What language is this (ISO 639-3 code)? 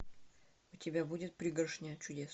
rus